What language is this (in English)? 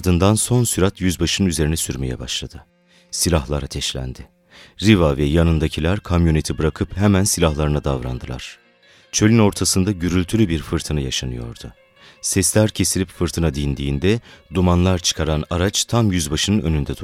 Turkish